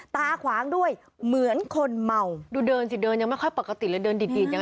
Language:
Thai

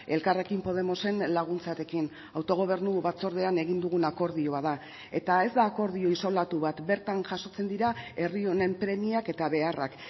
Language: Basque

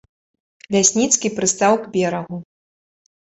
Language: Belarusian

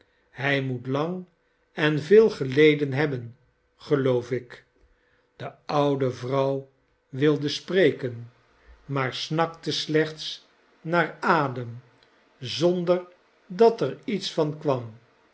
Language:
Dutch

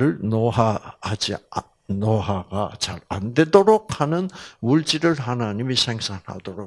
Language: Korean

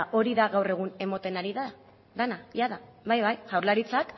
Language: Basque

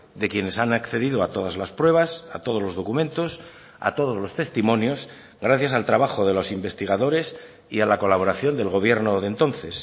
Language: Spanish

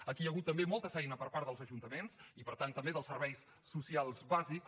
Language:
Catalan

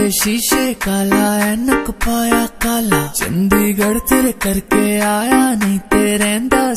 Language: Romanian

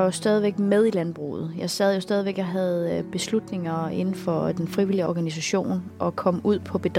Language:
Danish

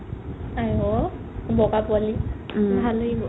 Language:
Assamese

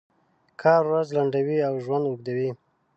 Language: Pashto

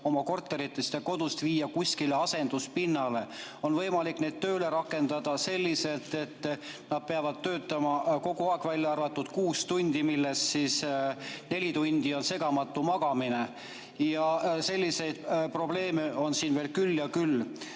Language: Estonian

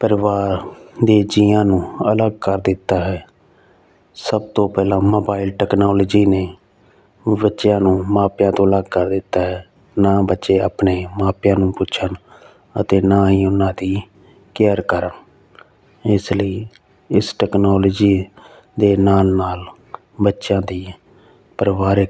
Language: Punjabi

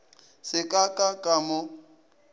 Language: Northern Sotho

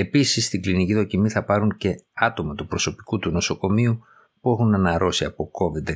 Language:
Greek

